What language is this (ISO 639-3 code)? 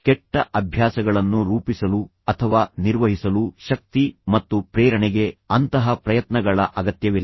kan